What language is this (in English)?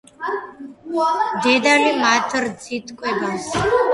Georgian